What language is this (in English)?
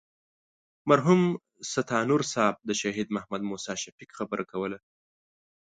Pashto